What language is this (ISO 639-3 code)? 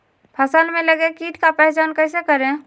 mag